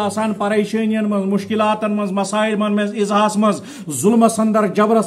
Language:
Turkish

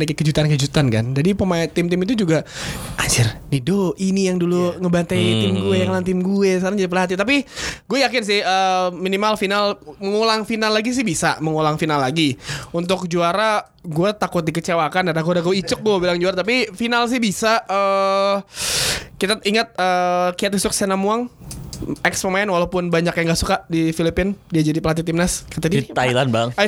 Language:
Indonesian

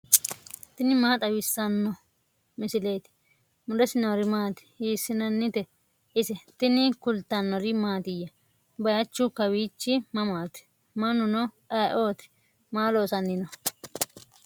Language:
Sidamo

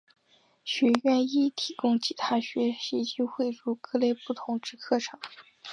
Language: Chinese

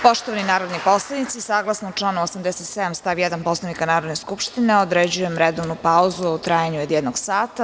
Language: Serbian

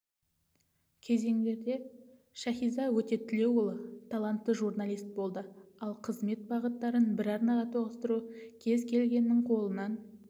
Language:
Kazakh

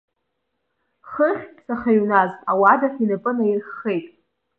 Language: Abkhazian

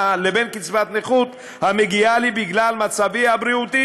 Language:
Hebrew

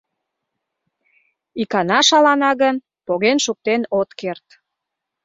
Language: Mari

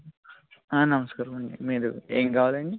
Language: Telugu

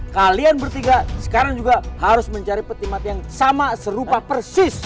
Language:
Indonesian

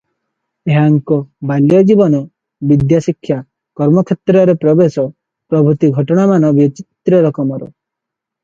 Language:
Odia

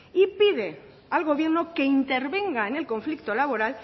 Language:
Spanish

